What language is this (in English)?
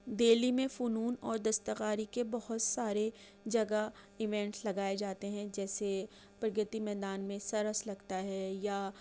Urdu